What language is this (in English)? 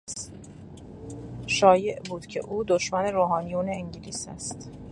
Persian